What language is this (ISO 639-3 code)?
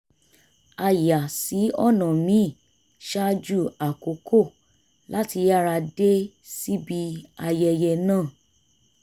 yor